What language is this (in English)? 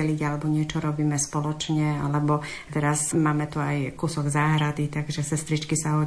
Slovak